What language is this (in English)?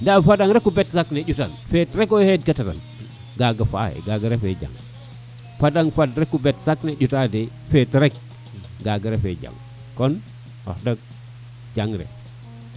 Serer